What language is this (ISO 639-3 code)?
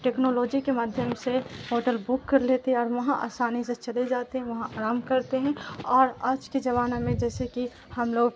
urd